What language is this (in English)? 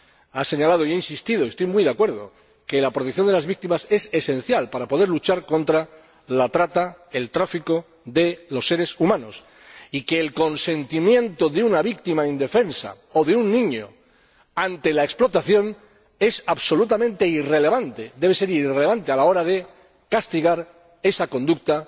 Spanish